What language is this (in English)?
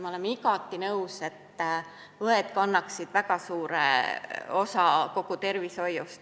Estonian